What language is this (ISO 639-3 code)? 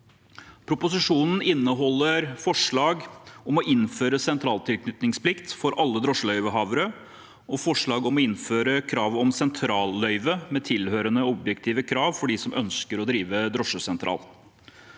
nor